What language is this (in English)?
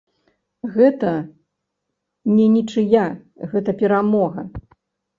Belarusian